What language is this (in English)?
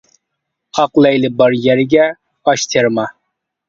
Uyghur